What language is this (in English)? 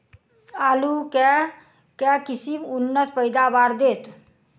Maithili